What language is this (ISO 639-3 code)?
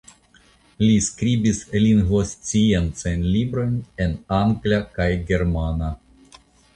epo